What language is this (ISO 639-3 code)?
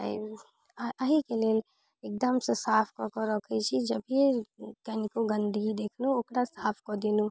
mai